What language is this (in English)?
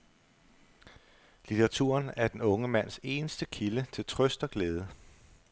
Danish